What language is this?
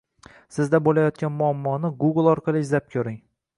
Uzbek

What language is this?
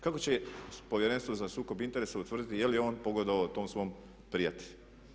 Croatian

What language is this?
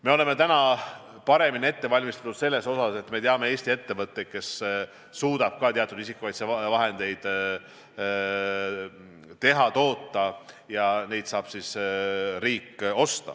Estonian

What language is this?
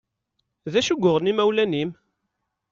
Kabyle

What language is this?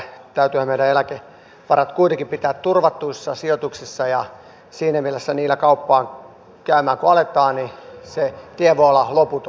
Finnish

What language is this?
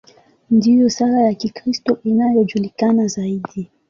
Swahili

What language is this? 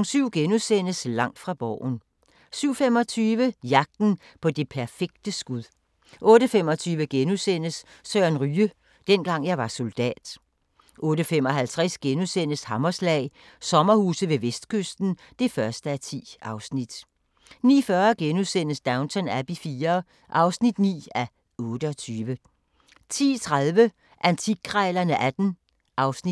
Danish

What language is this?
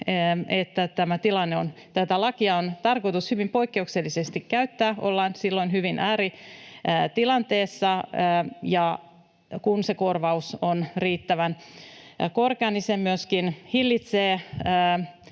Finnish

